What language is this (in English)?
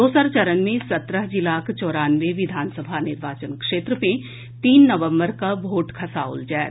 Maithili